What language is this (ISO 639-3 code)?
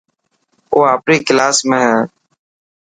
mki